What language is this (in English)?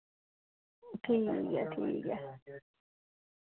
Dogri